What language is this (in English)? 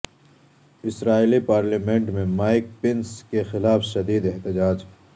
Urdu